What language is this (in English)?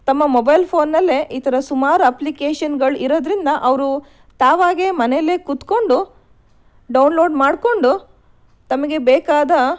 Kannada